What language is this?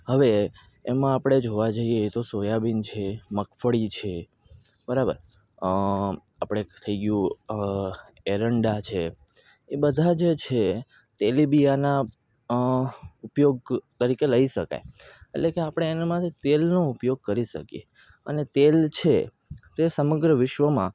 Gujarati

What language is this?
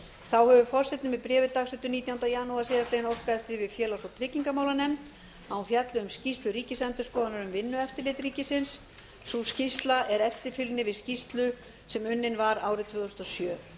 Icelandic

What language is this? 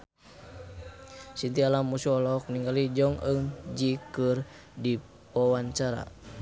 Sundanese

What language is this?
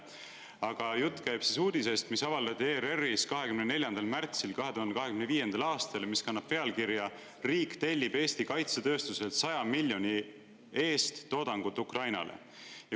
Estonian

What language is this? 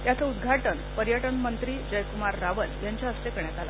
Marathi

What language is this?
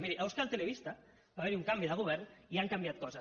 Catalan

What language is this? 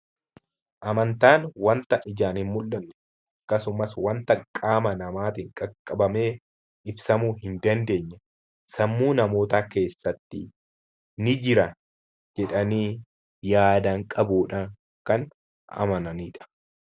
Oromo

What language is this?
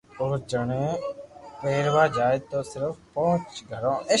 Loarki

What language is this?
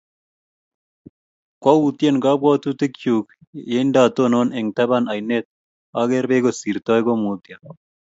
Kalenjin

